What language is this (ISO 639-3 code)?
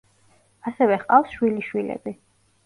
kat